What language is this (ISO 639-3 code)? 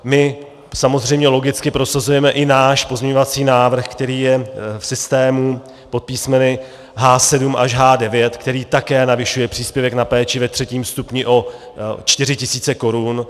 ces